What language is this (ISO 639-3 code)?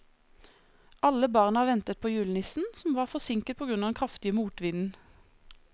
nor